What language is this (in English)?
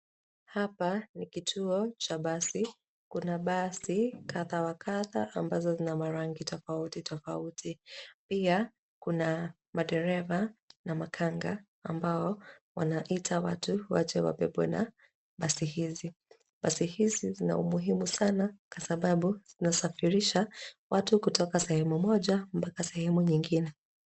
Swahili